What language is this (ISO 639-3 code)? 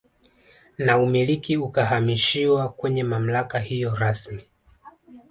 swa